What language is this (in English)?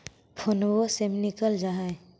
Magahi